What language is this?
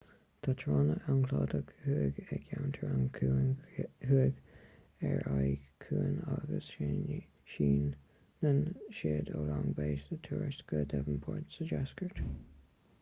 Irish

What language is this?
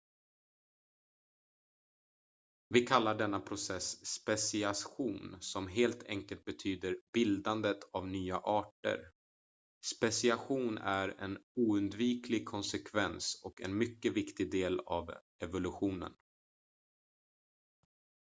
Swedish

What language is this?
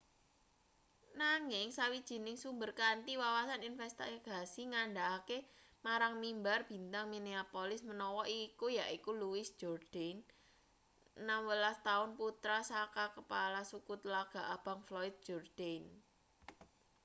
Javanese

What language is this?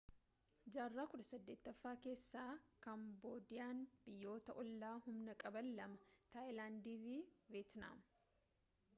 Oromo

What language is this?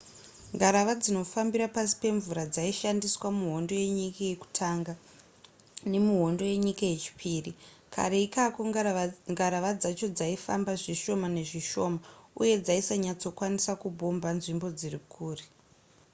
Shona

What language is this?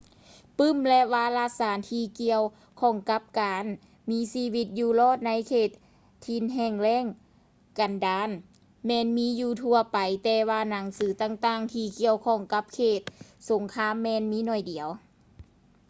Lao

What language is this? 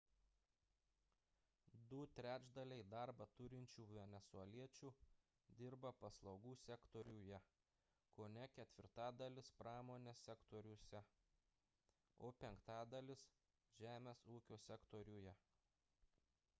Lithuanian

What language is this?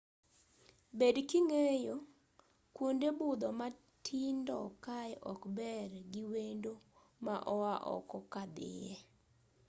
Luo (Kenya and Tanzania)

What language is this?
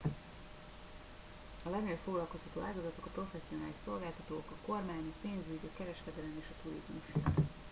Hungarian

